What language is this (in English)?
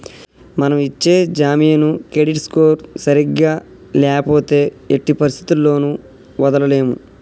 Telugu